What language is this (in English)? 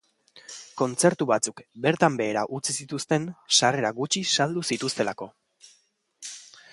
Basque